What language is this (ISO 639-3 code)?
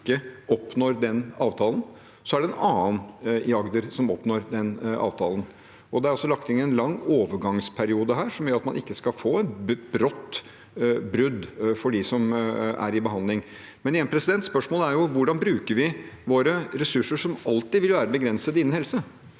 nor